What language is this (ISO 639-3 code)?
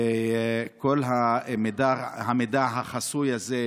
heb